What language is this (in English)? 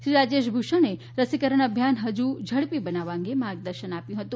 Gujarati